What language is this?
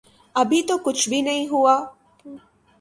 Urdu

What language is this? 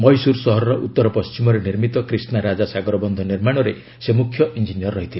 Odia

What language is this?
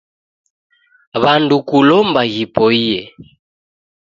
Taita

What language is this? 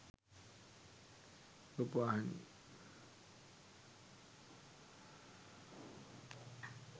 Sinhala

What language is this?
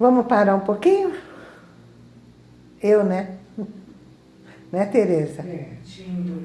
Portuguese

